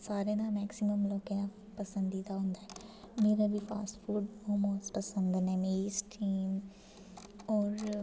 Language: Dogri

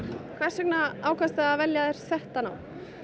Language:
Icelandic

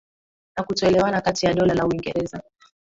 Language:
Swahili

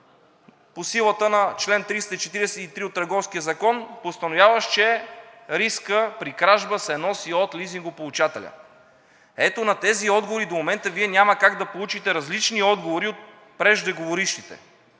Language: Bulgarian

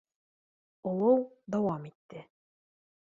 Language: Bashkir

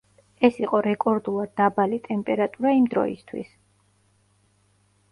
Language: Georgian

